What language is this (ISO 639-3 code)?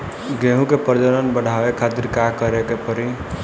bho